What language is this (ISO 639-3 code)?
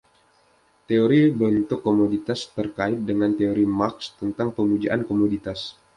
ind